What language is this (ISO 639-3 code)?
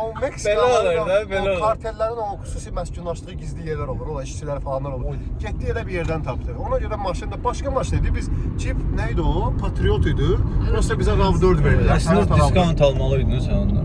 tur